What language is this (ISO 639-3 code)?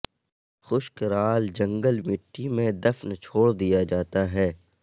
urd